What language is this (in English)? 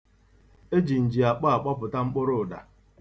Igbo